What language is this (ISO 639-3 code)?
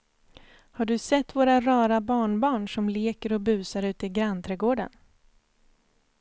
swe